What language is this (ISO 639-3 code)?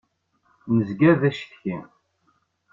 kab